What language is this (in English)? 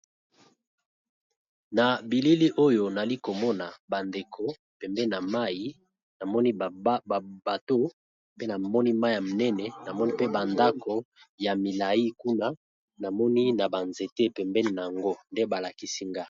Lingala